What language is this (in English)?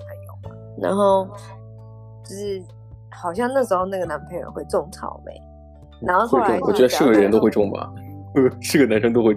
Chinese